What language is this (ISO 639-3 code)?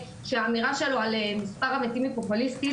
heb